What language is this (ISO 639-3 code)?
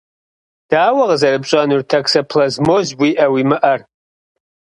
kbd